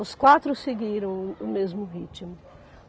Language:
Portuguese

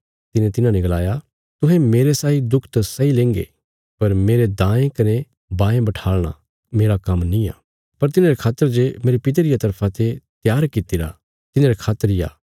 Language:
Bilaspuri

